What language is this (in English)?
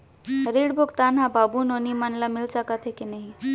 Chhattisgarhi